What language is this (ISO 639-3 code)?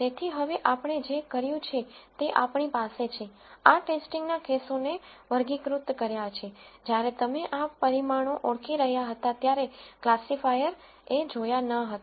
guj